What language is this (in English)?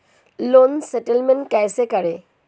Hindi